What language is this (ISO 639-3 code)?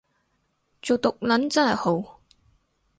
yue